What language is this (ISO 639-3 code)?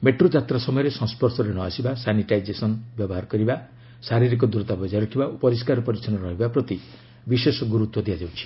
ori